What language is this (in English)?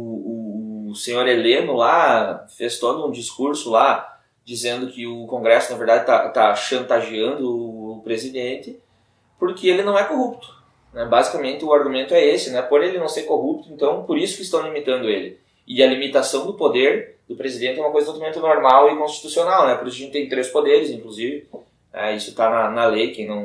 Portuguese